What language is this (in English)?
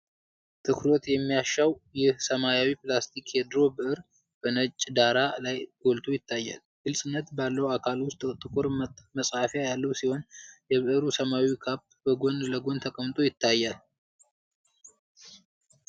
Amharic